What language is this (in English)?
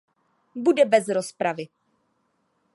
Czech